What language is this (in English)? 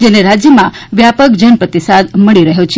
Gujarati